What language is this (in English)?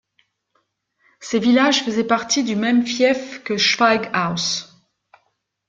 French